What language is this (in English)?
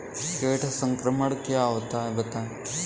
Hindi